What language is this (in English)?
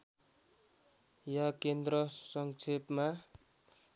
Nepali